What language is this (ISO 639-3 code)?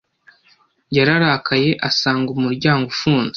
kin